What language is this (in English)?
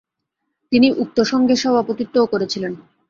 Bangla